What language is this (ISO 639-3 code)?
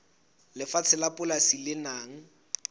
sot